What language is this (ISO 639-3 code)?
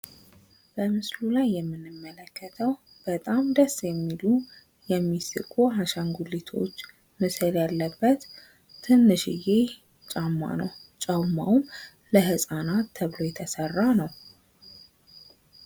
amh